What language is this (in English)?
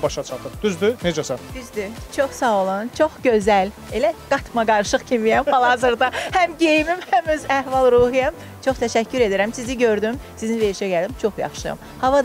Turkish